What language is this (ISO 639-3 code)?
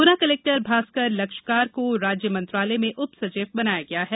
hin